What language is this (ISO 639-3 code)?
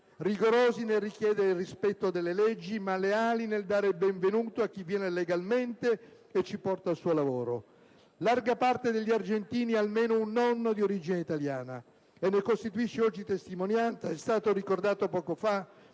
ita